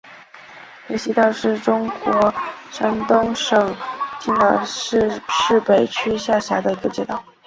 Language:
Chinese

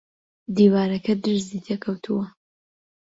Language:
Central Kurdish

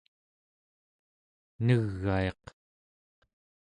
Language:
Central Yupik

